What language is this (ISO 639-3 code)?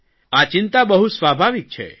guj